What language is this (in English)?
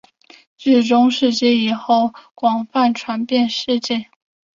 Chinese